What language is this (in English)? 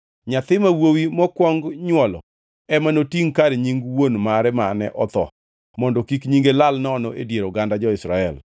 Luo (Kenya and Tanzania)